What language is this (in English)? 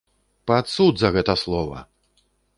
Belarusian